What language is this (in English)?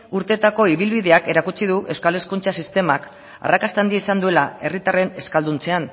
Basque